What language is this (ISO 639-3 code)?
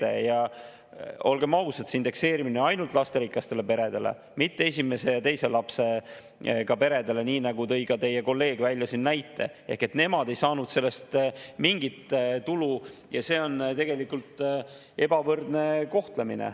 est